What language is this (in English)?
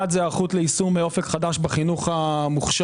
Hebrew